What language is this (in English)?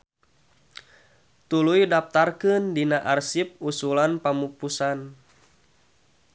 Sundanese